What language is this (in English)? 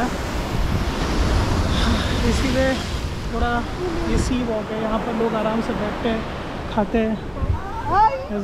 Hindi